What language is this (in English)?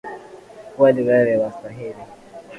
Swahili